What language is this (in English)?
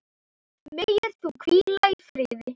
Icelandic